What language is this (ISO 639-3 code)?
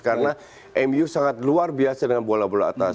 ind